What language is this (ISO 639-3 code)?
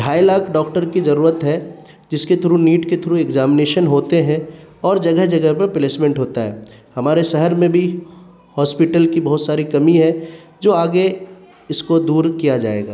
urd